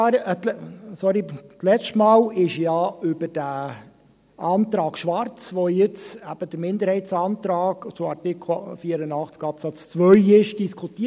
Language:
Swiss German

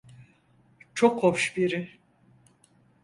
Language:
Turkish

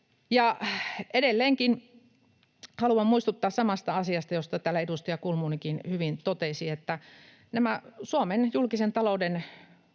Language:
Finnish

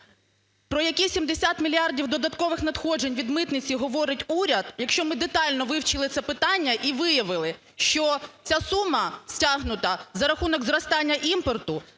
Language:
Ukrainian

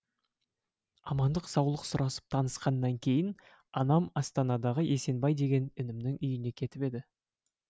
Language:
Kazakh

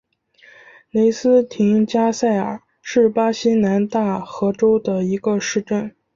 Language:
Chinese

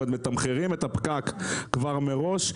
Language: Hebrew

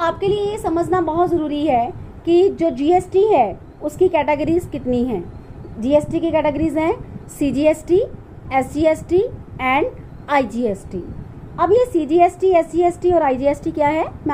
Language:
Hindi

